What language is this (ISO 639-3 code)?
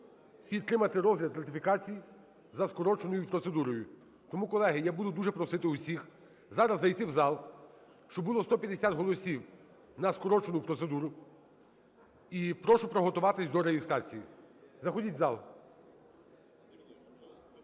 ukr